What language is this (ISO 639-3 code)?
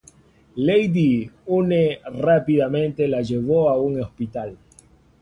spa